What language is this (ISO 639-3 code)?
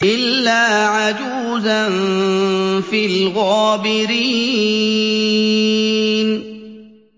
ara